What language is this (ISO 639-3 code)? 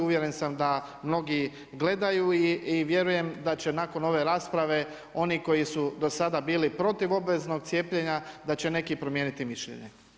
hrv